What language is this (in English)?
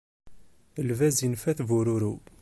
Kabyle